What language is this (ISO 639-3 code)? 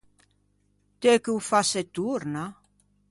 lij